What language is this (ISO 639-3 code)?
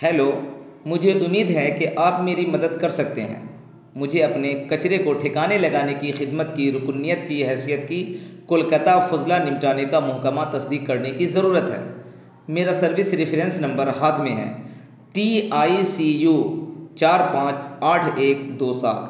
urd